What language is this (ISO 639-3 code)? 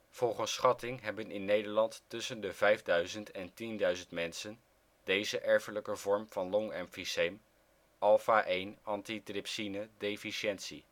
nld